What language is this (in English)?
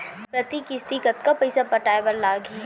Chhattisgarhi